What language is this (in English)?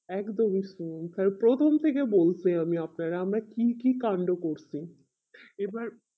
Bangla